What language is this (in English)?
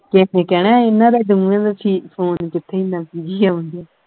Punjabi